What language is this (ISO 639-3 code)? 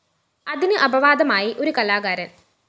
mal